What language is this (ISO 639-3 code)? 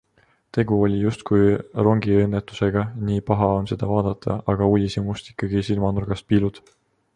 est